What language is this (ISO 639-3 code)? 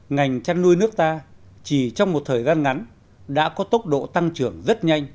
vie